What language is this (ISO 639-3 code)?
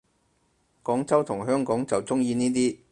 yue